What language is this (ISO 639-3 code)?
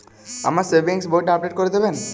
ben